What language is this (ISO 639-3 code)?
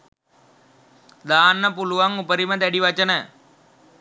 sin